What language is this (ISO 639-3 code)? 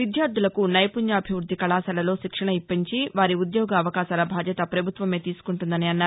tel